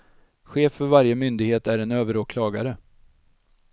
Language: Swedish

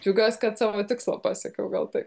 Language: Lithuanian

